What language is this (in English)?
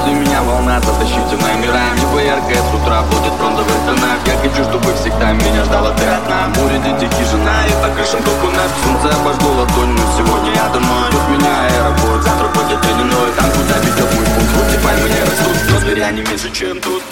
Russian